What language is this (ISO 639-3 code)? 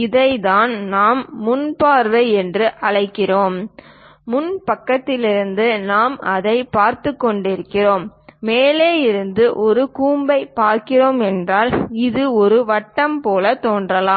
tam